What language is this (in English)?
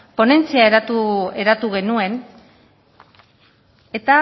Basque